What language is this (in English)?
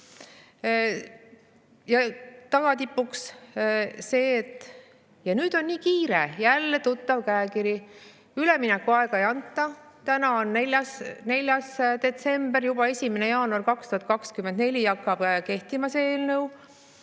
Estonian